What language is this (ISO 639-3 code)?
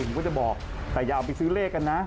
tha